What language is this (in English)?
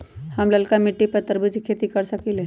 Magahi